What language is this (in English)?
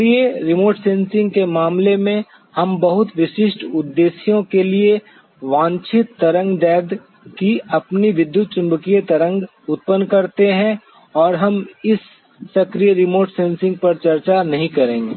Hindi